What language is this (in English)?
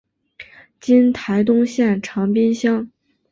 Chinese